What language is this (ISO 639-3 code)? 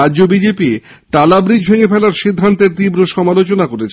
ben